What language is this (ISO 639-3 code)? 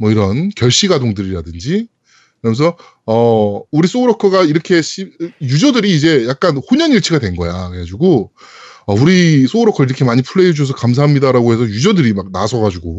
kor